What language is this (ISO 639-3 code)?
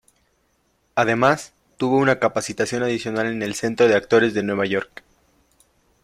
spa